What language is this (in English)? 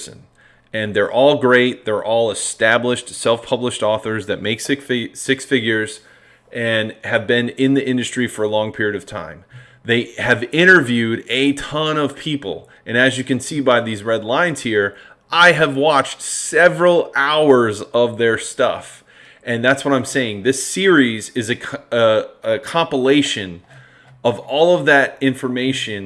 English